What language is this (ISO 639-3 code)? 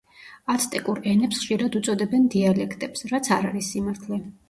kat